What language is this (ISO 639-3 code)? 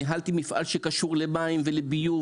heb